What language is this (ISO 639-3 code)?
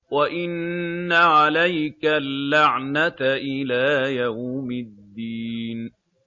ara